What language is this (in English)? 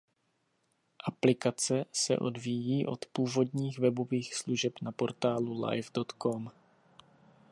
Czech